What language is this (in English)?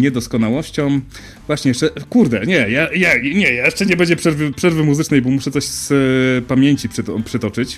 Polish